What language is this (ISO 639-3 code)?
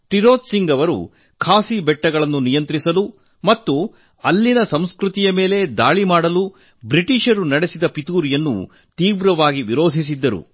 kan